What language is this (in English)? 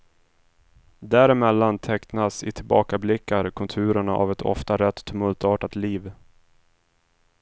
Swedish